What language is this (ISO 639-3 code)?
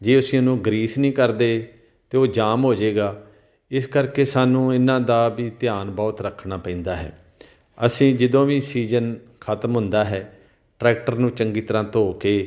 pan